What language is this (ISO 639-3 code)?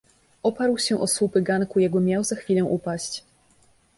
pol